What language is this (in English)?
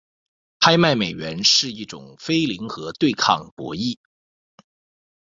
Chinese